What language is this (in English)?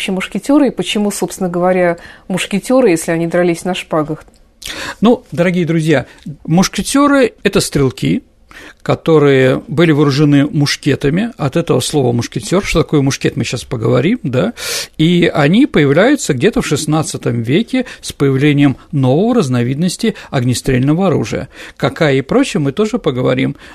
Russian